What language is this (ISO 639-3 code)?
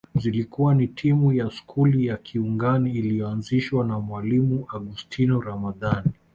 swa